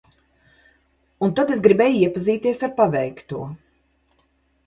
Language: Latvian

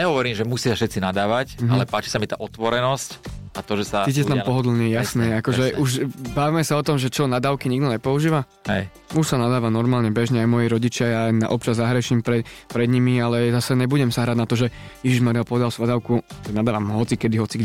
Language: Slovak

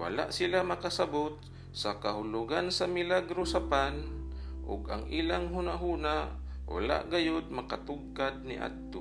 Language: Filipino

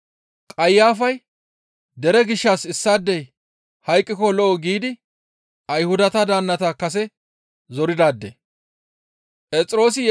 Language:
Gamo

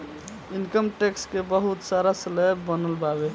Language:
Bhojpuri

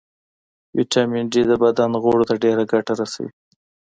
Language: Pashto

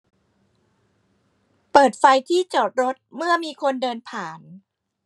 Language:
Thai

